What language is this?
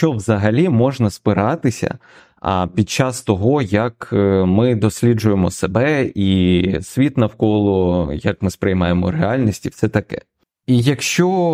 Ukrainian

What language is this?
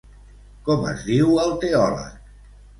Catalan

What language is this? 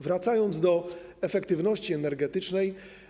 Polish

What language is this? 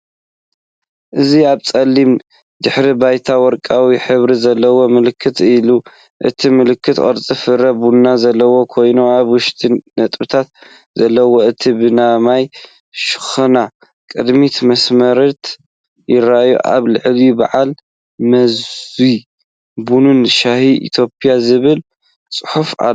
Tigrinya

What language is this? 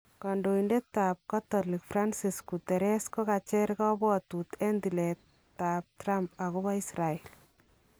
Kalenjin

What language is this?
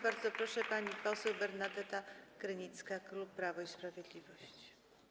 Polish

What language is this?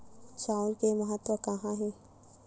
Chhattisgarhi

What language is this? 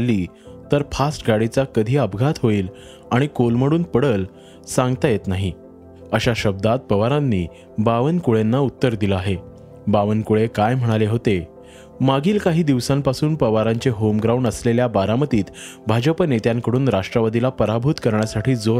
Marathi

